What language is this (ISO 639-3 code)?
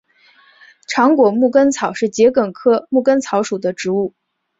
zho